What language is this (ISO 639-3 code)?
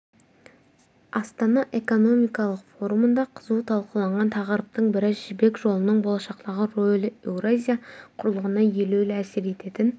kaz